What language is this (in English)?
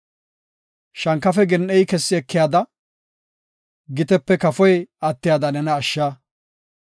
Gofa